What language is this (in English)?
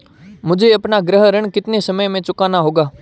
Hindi